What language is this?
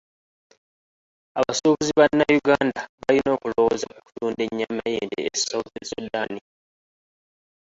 Ganda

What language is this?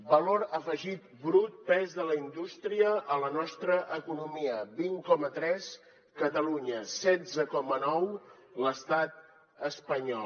Catalan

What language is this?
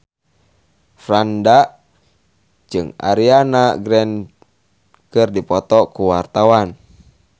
Sundanese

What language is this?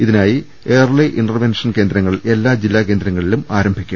Malayalam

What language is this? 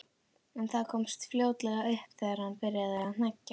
Icelandic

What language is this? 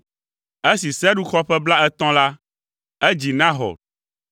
Ewe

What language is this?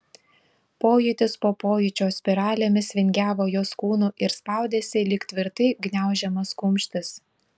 Lithuanian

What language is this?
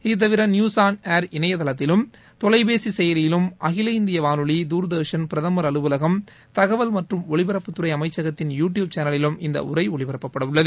Tamil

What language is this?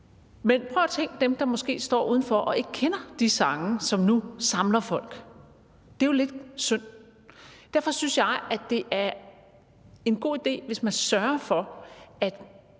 Danish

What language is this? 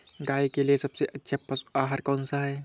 Hindi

